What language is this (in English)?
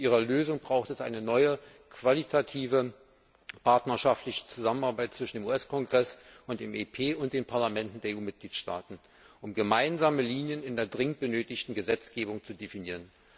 German